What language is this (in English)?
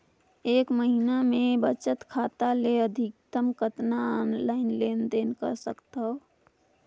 Chhattisgarhi